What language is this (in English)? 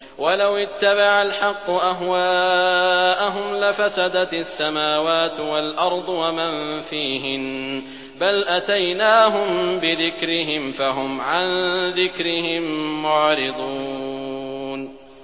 Arabic